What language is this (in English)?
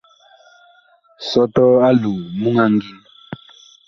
Bakoko